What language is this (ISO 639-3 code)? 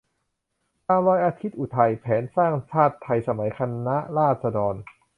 tha